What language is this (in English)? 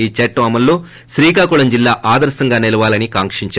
Telugu